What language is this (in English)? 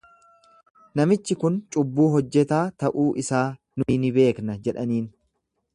Oromo